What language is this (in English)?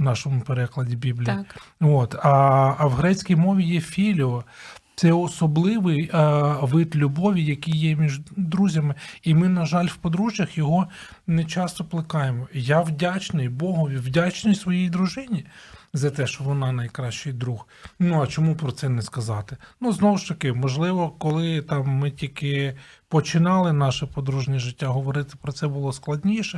Ukrainian